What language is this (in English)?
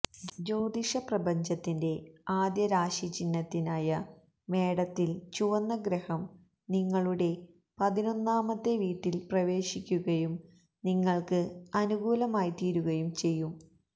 Malayalam